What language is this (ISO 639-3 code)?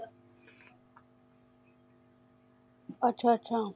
pan